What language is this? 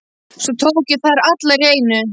Icelandic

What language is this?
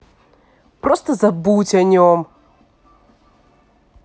Russian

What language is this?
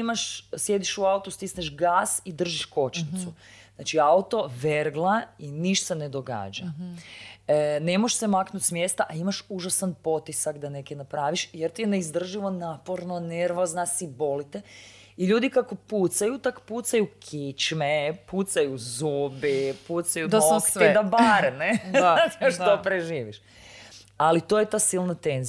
Croatian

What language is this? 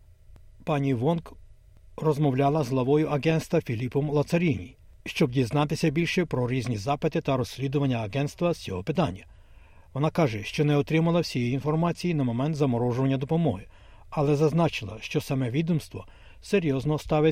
Ukrainian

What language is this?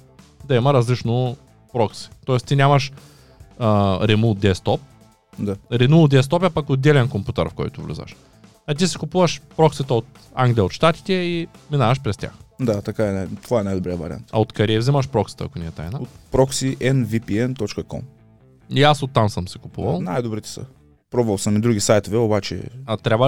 Bulgarian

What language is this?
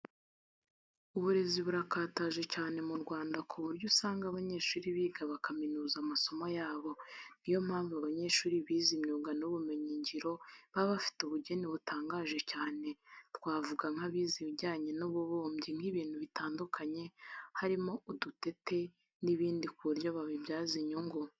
Kinyarwanda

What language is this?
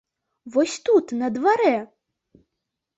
Belarusian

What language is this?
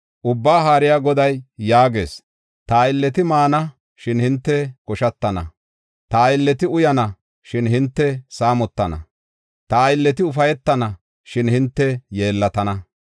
Gofa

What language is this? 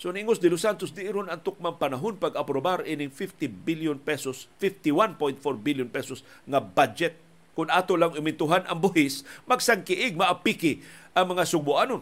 Filipino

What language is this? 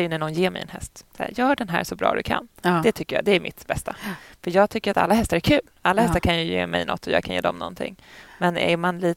Swedish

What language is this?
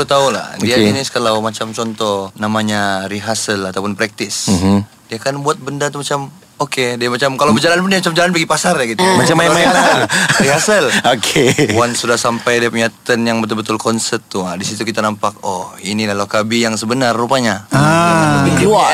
Malay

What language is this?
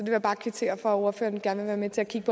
Danish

